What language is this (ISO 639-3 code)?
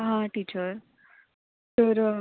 kok